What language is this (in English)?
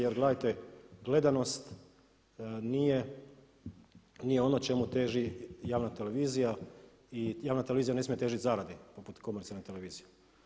Croatian